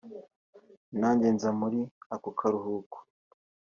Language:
Kinyarwanda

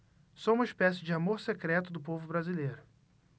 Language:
Portuguese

